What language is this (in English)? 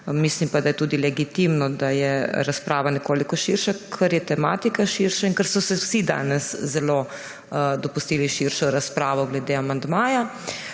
Slovenian